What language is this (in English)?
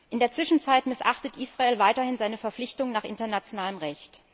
German